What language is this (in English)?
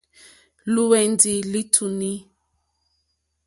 Mokpwe